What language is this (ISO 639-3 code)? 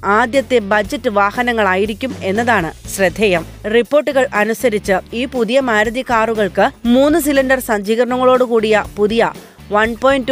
mal